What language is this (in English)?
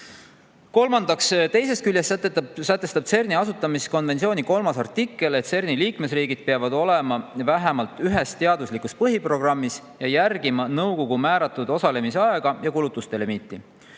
Estonian